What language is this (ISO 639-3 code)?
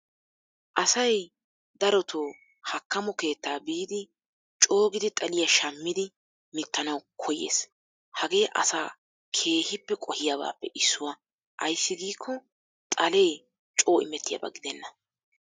wal